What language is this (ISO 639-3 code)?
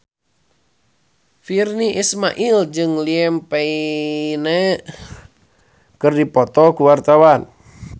sun